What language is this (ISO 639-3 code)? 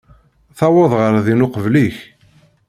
kab